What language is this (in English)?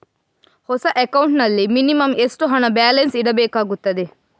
Kannada